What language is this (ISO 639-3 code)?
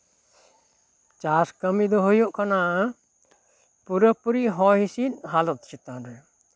sat